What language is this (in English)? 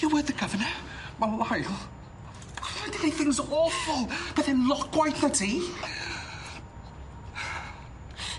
Welsh